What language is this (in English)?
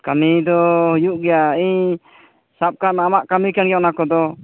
Santali